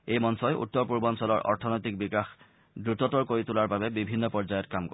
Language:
Assamese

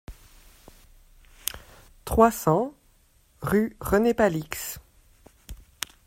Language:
French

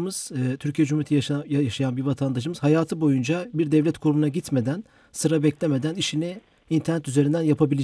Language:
Turkish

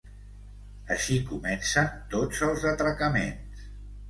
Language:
Catalan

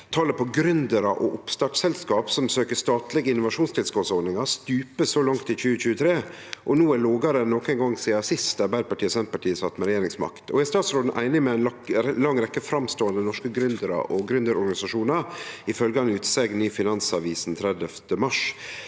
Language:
Norwegian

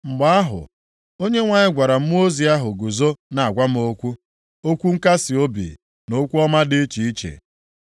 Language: Igbo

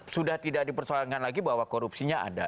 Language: Indonesian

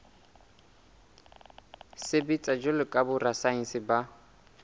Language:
Southern Sotho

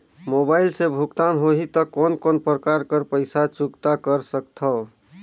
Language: Chhattisgarhi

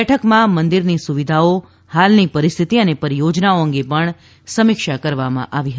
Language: Gujarati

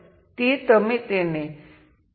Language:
Gujarati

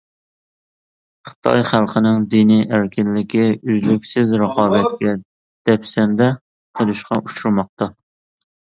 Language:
Uyghur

